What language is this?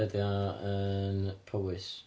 Welsh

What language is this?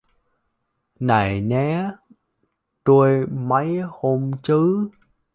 Vietnamese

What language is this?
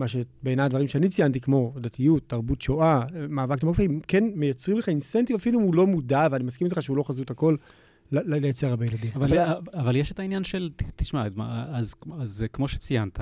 Hebrew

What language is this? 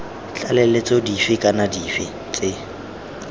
Tswana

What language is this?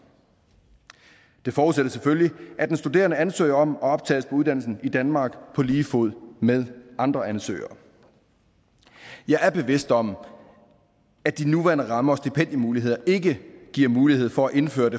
Danish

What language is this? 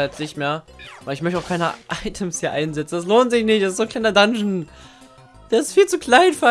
German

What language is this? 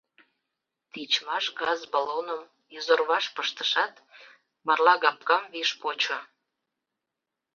Mari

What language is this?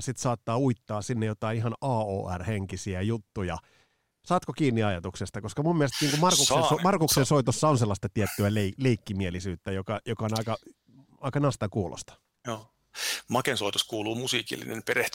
Finnish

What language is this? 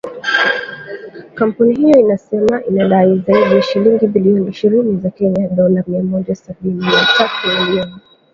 Swahili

